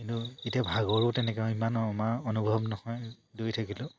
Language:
Assamese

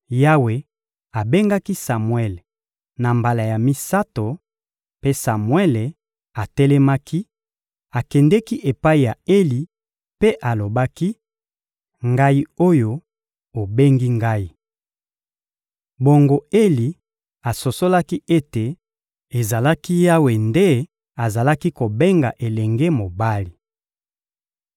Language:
Lingala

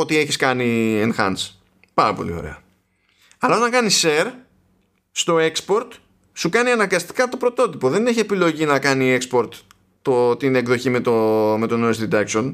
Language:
Greek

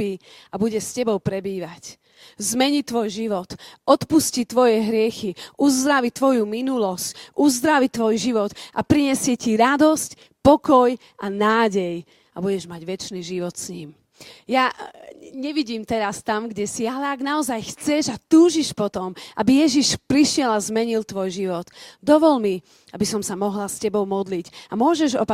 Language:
Slovak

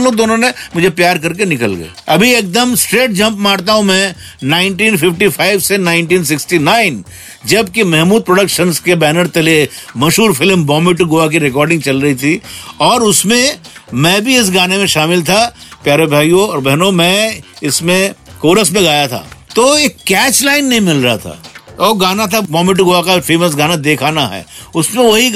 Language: Hindi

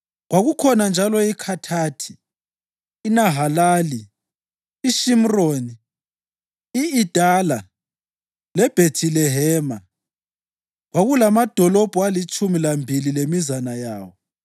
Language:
North Ndebele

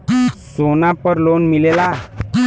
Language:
Bhojpuri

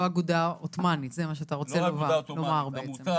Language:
Hebrew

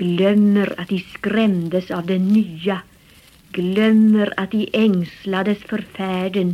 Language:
Swedish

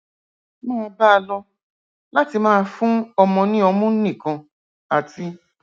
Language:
Yoruba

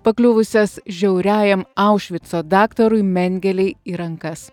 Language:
Lithuanian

